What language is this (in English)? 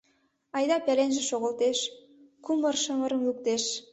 Mari